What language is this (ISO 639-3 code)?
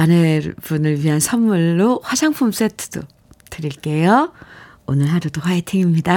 kor